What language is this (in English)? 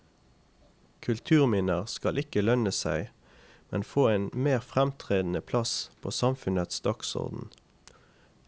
Norwegian